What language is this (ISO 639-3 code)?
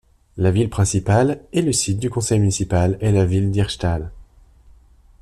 fra